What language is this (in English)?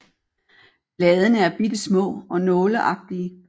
Danish